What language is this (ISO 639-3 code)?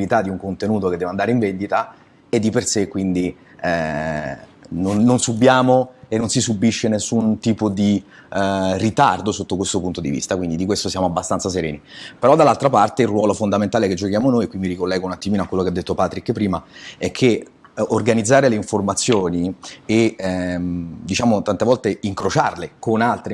ita